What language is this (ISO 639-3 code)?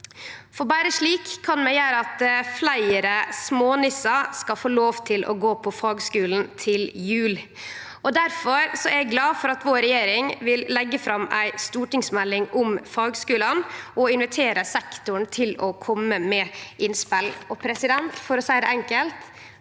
nor